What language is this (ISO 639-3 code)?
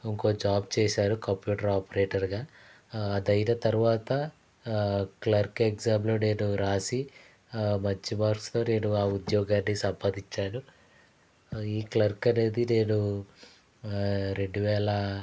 tel